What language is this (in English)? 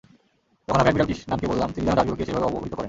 Bangla